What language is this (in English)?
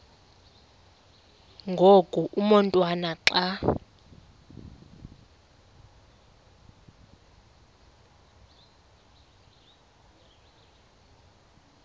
Xhosa